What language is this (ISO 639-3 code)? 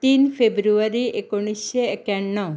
kok